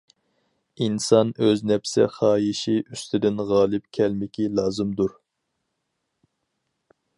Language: Uyghur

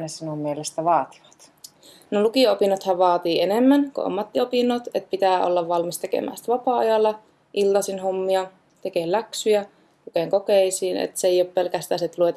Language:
Finnish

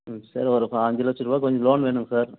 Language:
Tamil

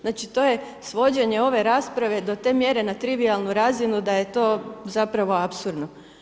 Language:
Croatian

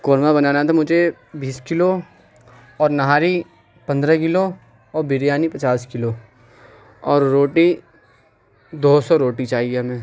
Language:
Urdu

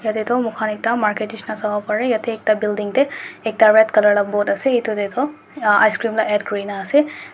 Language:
Naga Pidgin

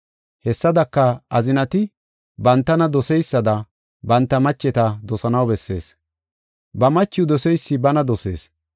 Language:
Gofa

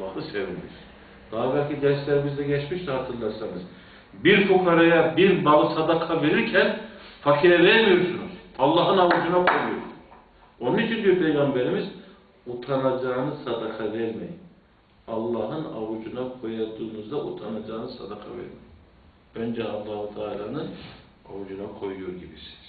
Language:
Turkish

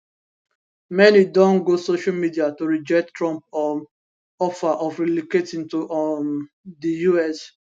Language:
Nigerian Pidgin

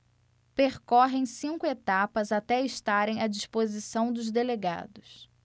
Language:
Portuguese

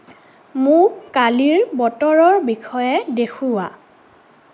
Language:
Assamese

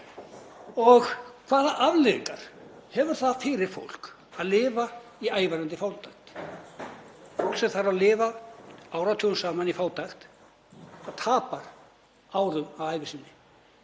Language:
Icelandic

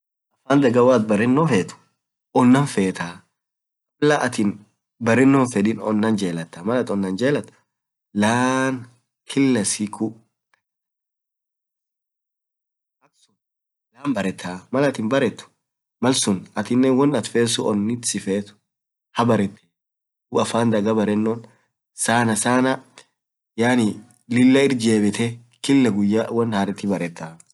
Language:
Orma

